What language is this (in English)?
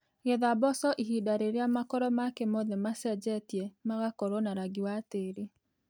Kikuyu